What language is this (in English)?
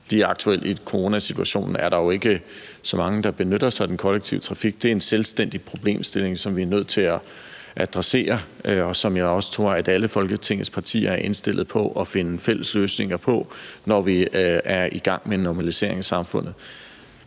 Danish